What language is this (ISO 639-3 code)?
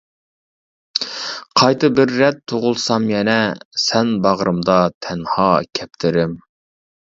uig